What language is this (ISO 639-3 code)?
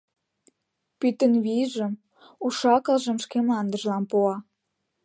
chm